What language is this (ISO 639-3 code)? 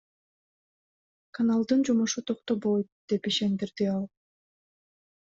kir